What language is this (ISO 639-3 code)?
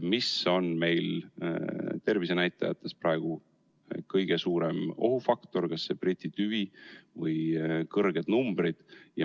est